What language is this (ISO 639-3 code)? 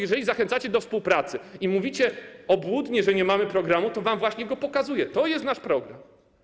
pol